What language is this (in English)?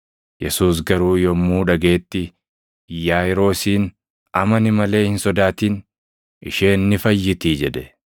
Oromo